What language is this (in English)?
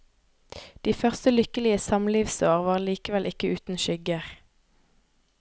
Norwegian